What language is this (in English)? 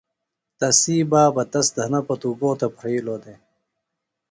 Phalura